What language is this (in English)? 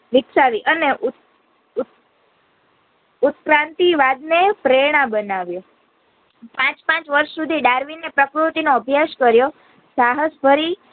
Gujarati